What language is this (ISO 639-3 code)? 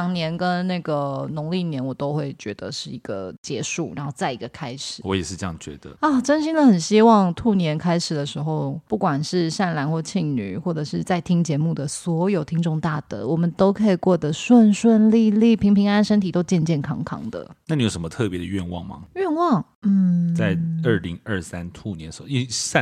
zho